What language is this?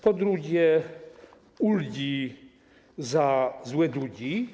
Polish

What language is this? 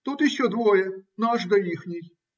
Russian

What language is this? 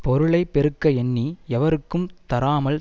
Tamil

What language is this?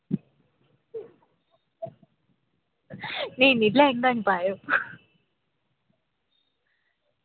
Dogri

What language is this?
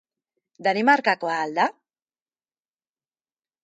Basque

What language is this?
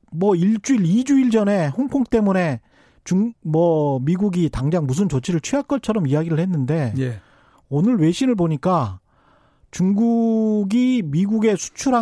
Korean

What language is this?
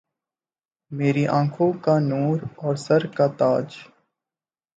Urdu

